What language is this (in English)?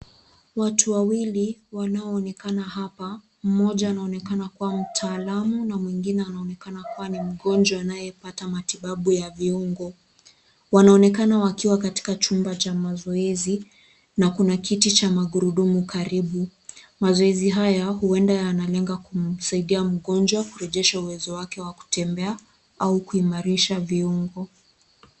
Swahili